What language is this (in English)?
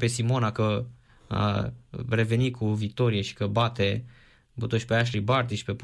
Romanian